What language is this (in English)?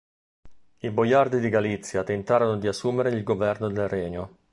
Italian